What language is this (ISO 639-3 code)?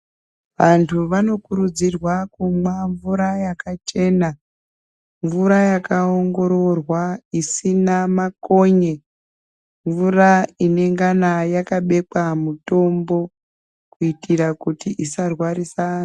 ndc